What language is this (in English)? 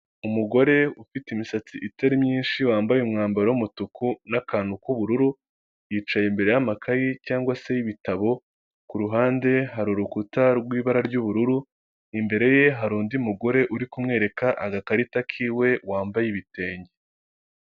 Kinyarwanda